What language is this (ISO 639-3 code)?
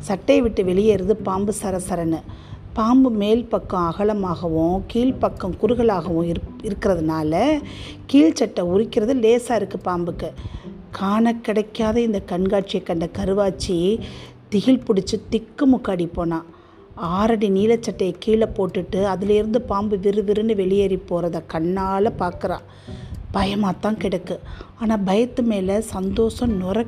tam